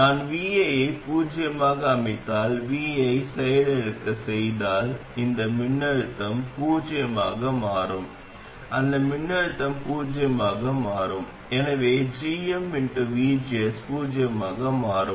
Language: Tamil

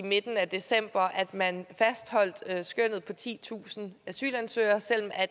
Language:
Danish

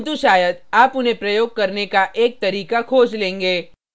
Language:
Hindi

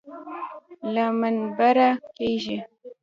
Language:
Pashto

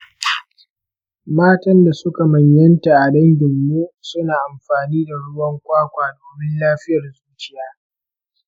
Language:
Hausa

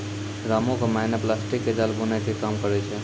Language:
Maithili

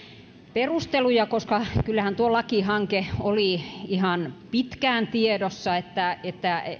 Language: Finnish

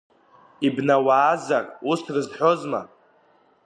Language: Abkhazian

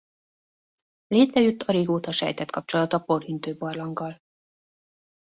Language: Hungarian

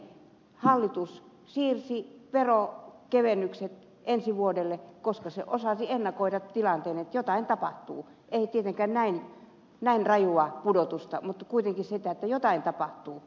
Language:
Finnish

